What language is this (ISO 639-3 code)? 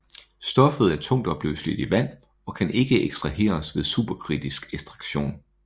dan